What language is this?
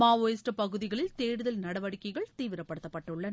Tamil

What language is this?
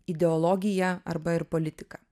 Lithuanian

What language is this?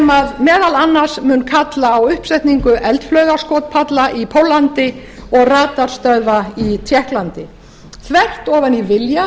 Icelandic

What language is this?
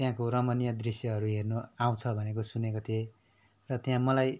Nepali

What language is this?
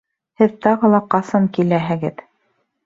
Bashkir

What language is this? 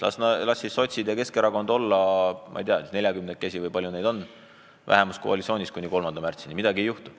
Estonian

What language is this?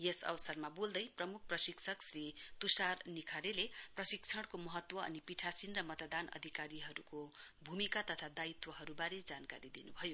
Nepali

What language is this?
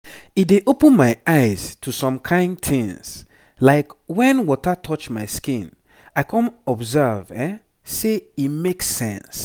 Nigerian Pidgin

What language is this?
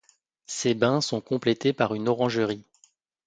French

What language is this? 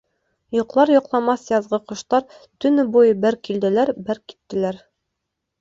Bashkir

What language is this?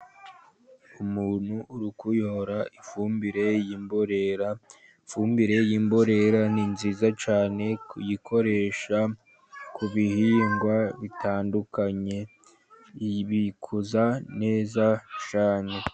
Kinyarwanda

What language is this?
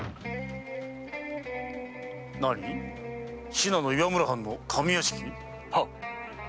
Japanese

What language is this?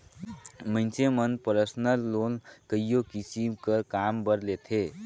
Chhattisgarhi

